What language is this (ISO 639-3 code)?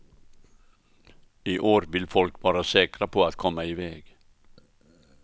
swe